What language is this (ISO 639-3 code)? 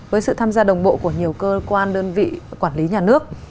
vie